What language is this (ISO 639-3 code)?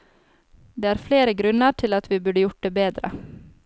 nor